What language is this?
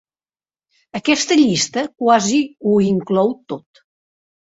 Catalan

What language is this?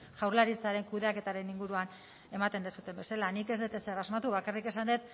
Basque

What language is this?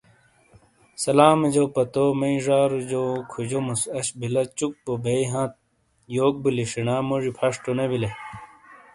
Shina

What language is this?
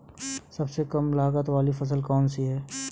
Hindi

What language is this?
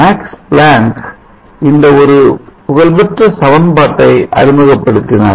Tamil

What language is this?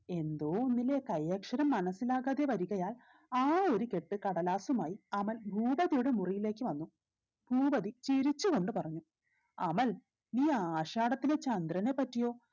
Malayalam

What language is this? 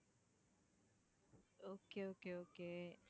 Tamil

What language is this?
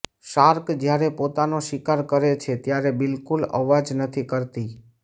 Gujarati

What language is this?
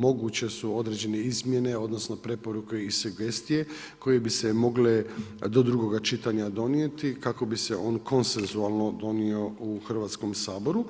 Croatian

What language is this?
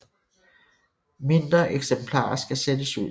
Danish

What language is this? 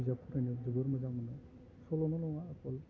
Bodo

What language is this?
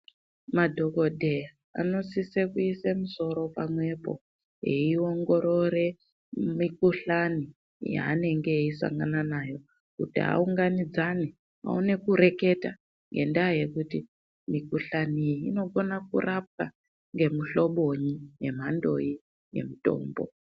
Ndau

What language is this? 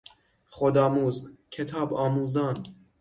Persian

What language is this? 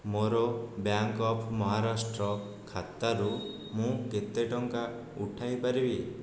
Odia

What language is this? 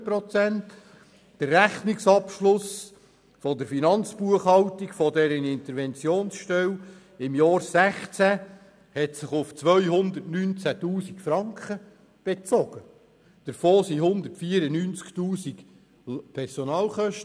Swiss German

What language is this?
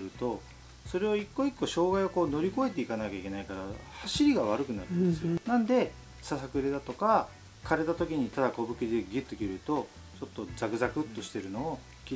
Japanese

